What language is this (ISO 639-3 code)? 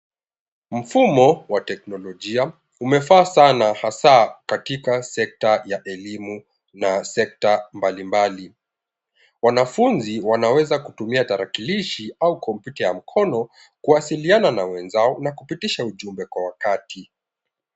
swa